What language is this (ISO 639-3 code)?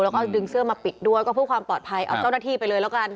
tha